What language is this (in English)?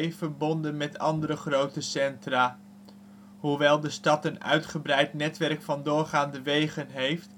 Dutch